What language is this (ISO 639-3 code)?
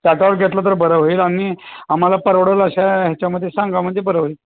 mar